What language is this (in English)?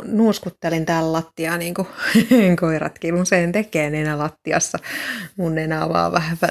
Finnish